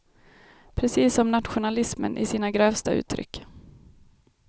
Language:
Swedish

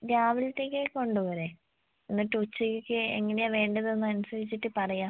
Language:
Malayalam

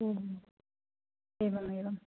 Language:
Sanskrit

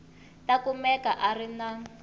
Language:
Tsonga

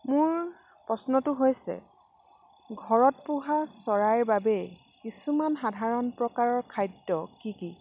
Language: Assamese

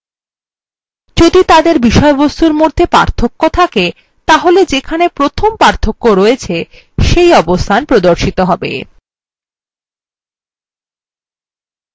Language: Bangla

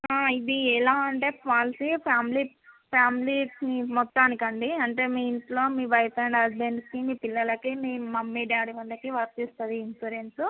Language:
Telugu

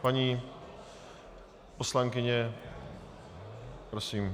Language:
Czech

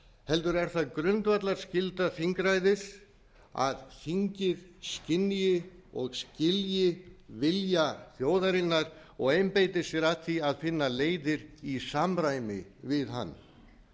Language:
Icelandic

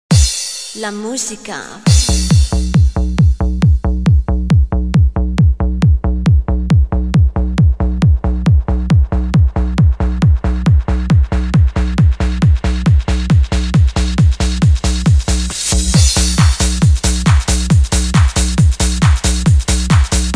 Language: Indonesian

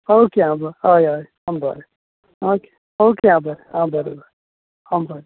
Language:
Konkani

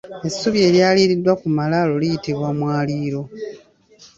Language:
Ganda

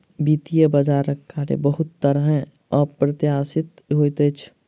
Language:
Maithili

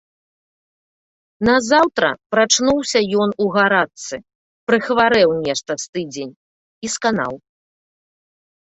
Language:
Belarusian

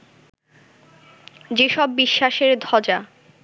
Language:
Bangla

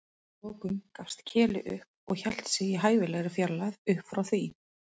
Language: Icelandic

